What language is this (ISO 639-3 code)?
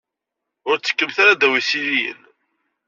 kab